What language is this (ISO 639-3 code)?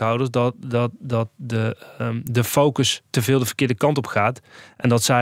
nld